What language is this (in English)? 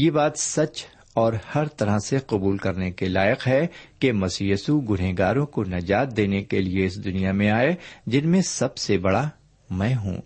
Urdu